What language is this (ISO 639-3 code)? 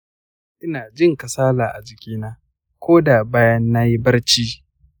hau